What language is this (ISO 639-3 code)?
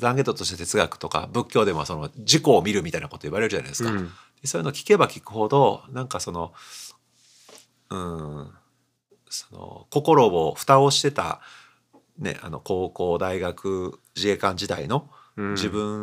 jpn